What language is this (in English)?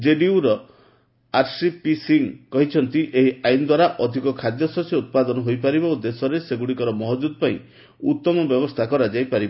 Odia